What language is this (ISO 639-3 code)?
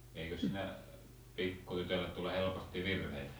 fin